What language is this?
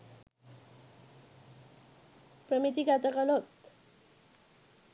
Sinhala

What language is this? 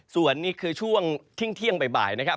Thai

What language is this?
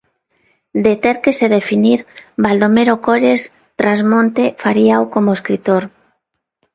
Galician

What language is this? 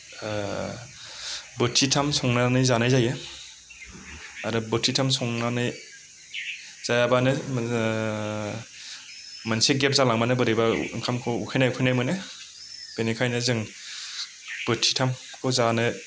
Bodo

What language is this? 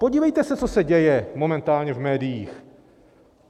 Czech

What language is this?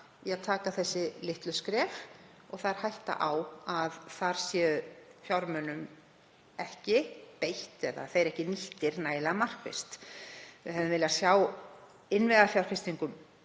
Icelandic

